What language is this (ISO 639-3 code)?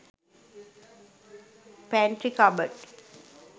sin